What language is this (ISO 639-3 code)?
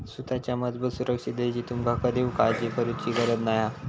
mar